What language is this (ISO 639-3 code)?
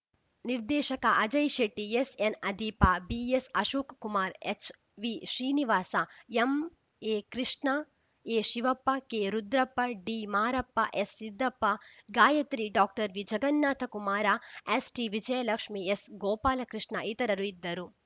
kan